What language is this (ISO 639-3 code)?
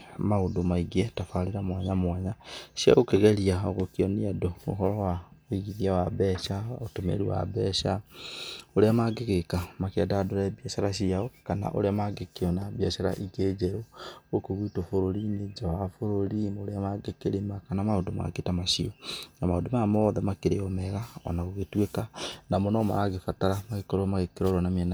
kik